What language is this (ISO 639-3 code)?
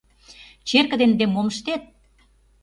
chm